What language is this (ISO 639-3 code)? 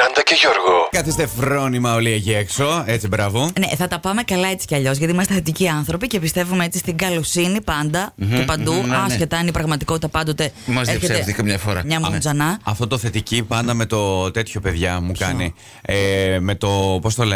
ell